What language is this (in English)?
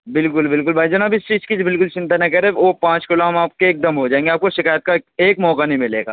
Urdu